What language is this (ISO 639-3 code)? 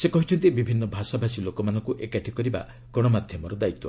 ori